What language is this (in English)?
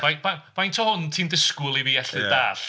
Welsh